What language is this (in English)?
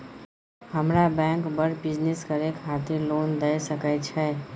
Maithili